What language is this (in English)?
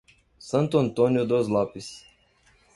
Portuguese